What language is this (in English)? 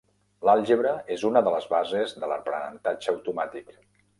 Catalan